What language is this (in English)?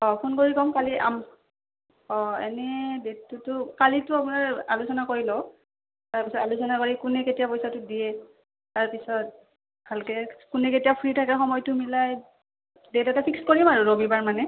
Assamese